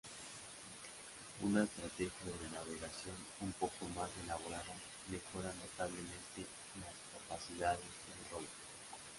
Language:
Spanish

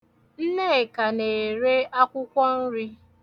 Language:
Igbo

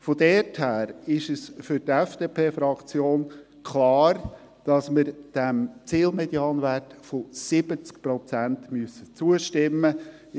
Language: Swiss German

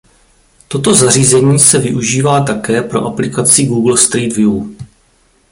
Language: Czech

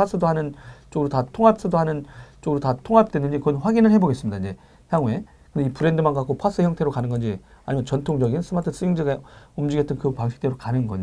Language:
Korean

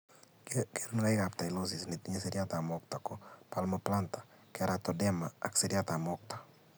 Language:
Kalenjin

